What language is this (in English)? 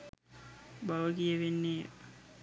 Sinhala